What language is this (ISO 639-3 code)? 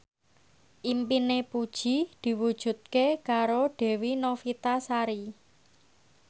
jav